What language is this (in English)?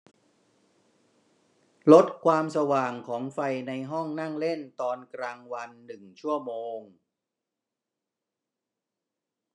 Thai